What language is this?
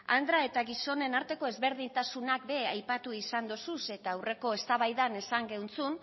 Basque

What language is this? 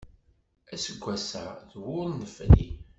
Kabyle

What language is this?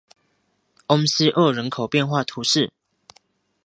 Chinese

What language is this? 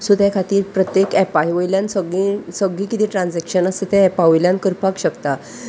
Konkani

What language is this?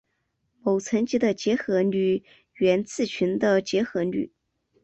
Chinese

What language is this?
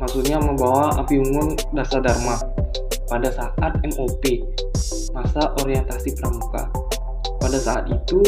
Indonesian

